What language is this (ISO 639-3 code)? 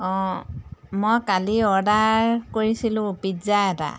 asm